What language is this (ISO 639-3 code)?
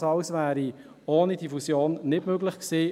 gsw